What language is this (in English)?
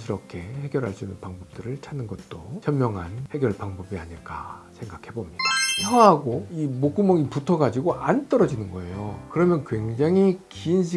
Korean